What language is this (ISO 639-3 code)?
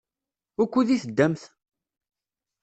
kab